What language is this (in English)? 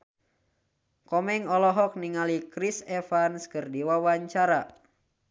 Sundanese